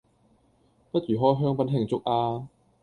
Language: Cantonese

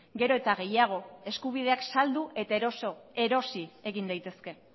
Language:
Basque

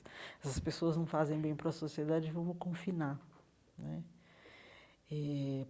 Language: Portuguese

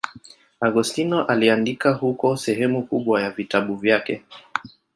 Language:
Swahili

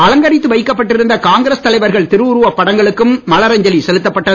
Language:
Tamil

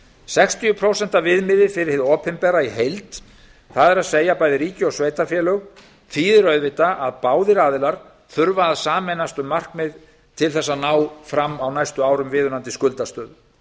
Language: Icelandic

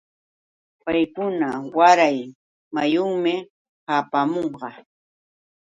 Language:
Yauyos Quechua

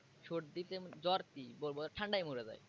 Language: Bangla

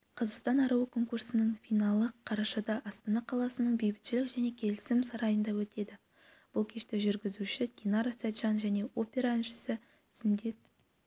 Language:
Kazakh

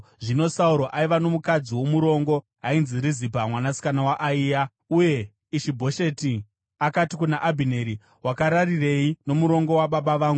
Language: Shona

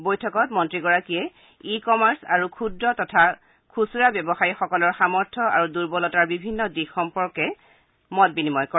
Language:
Assamese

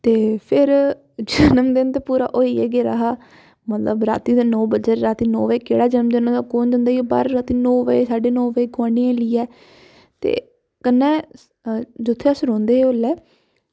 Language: Dogri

